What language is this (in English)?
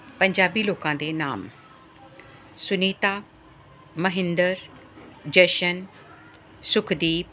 Punjabi